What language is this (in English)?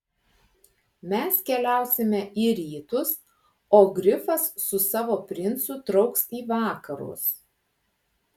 Lithuanian